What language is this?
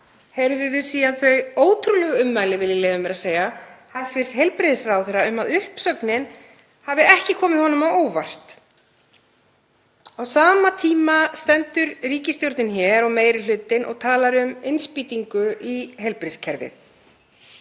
Icelandic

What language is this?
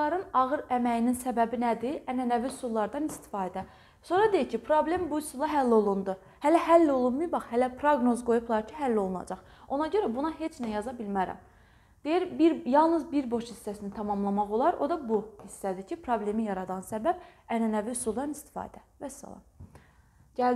Turkish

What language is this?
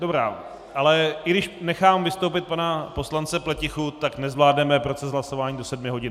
Czech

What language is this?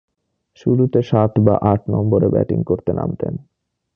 Bangla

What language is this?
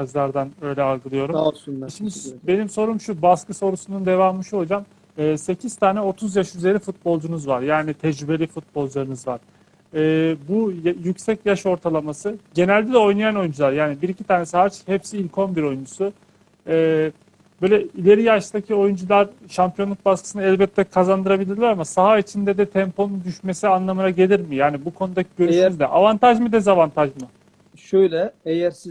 Turkish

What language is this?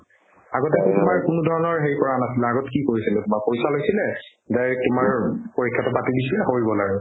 Assamese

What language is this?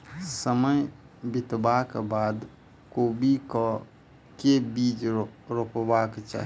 Maithili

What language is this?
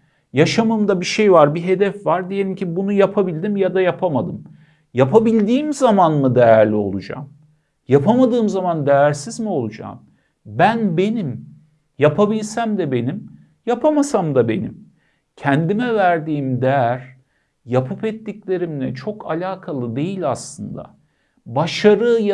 Turkish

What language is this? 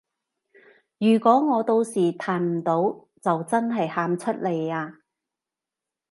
Cantonese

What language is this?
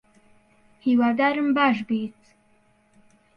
Central Kurdish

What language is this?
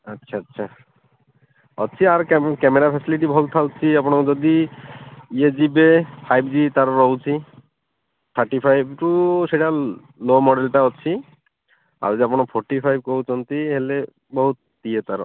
Odia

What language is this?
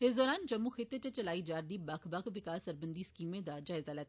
Dogri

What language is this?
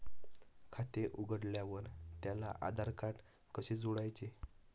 Marathi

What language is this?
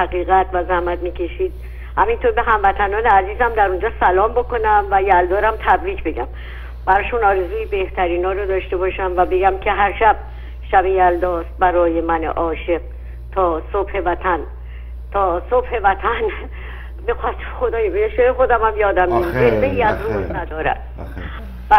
Persian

